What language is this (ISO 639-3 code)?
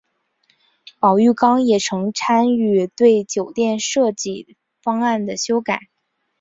zho